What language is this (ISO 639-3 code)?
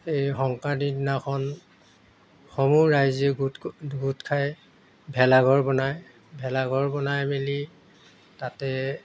asm